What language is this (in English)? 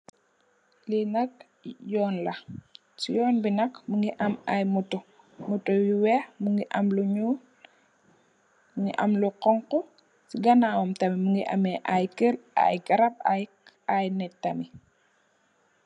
Wolof